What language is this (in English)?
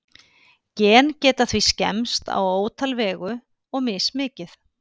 Icelandic